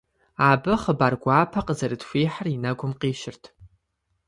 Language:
Kabardian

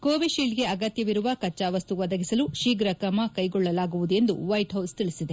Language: Kannada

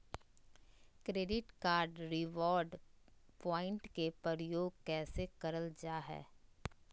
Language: Magahi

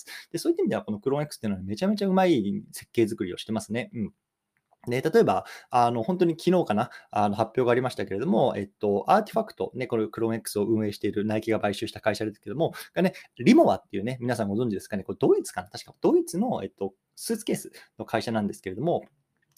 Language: Japanese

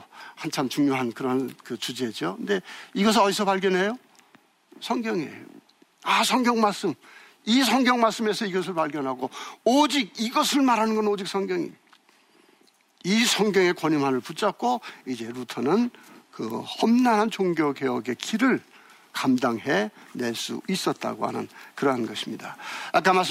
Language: Korean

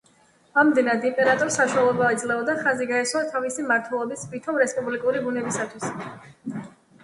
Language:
Georgian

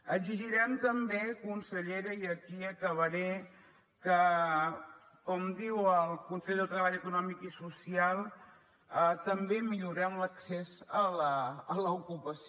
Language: Catalan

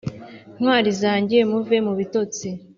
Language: Kinyarwanda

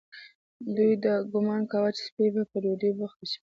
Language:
Pashto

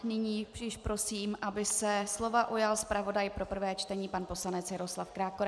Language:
Czech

